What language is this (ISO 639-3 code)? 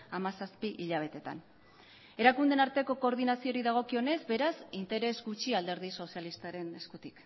eus